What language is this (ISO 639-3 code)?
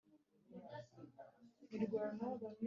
kin